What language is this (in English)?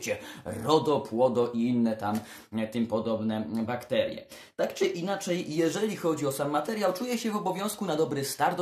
Polish